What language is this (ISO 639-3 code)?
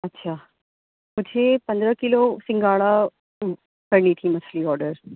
urd